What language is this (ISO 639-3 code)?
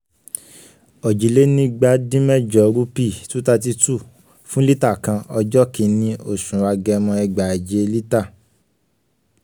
yor